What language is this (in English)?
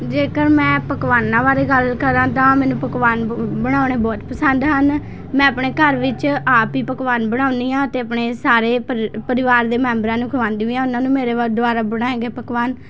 Punjabi